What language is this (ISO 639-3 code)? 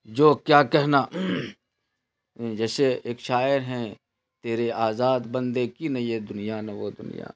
urd